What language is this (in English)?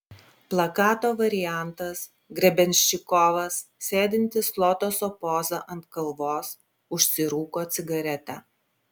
Lithuanian